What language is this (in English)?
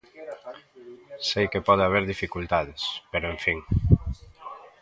Galician